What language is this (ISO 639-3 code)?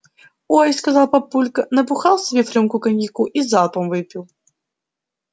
rus